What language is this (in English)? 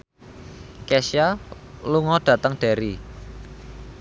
Javanese